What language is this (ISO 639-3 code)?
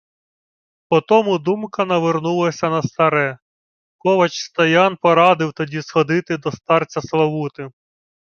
ukr